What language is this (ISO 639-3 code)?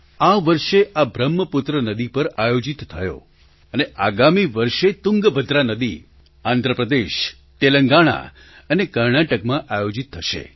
guj